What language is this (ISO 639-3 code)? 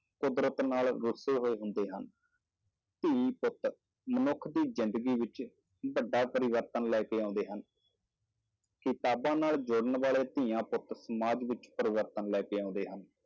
pan